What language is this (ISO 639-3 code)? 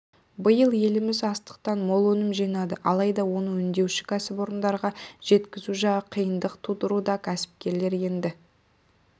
kaz